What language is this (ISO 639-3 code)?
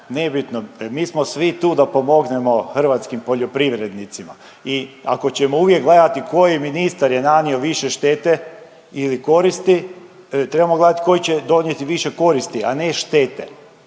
hrv